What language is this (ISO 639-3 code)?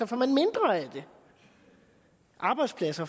dan